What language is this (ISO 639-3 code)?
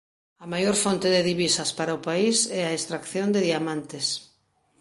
glg